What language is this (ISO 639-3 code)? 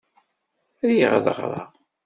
kab